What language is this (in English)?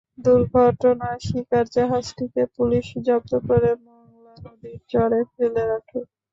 Bangla